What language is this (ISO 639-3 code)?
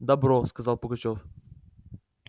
rus